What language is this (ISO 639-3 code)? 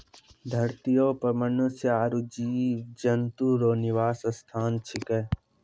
mai